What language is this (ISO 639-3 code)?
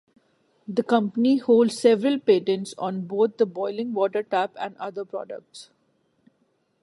eng